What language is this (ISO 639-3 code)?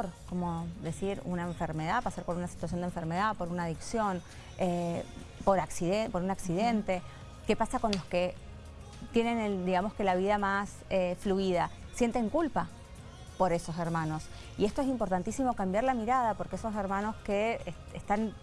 spa